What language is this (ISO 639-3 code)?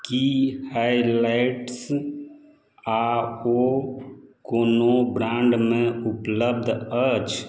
mai